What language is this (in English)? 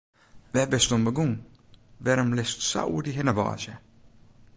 Western Frisian